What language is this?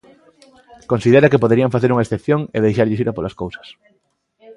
Galician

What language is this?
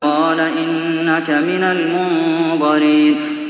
Arabic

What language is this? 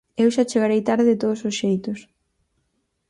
Galician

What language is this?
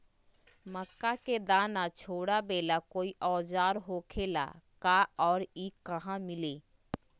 Magahi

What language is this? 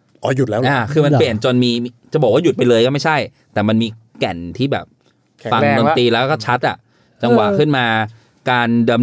Thai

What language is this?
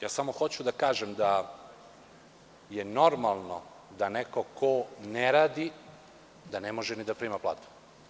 Serbian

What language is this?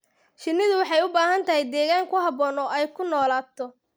Somali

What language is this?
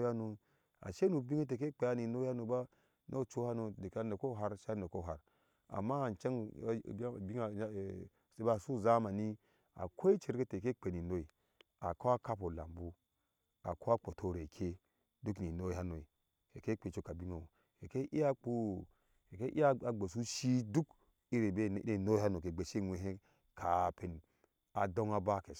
Ashe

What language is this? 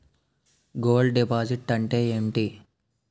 Telugu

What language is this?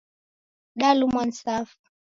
Taita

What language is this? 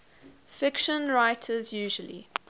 English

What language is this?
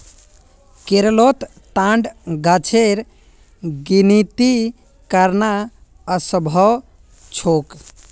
Magahi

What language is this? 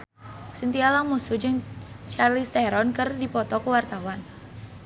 Sundanese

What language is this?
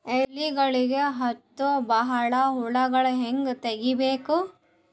Kannada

